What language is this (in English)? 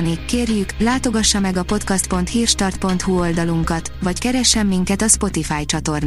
Hungarian